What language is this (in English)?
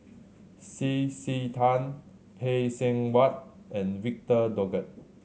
English